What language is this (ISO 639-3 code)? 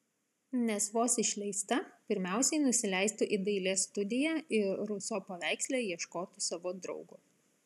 lit